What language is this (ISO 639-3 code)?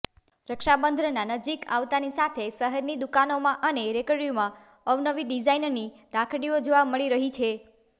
guj